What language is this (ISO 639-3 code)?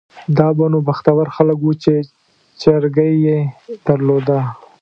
pus